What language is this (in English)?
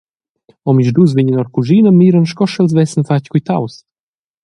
Romansh